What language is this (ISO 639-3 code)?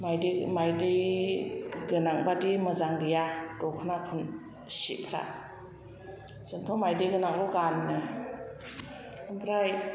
brx